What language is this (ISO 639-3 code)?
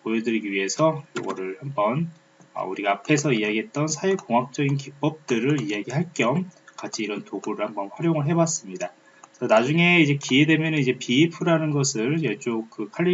kor